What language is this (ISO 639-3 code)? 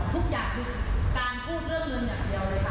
tha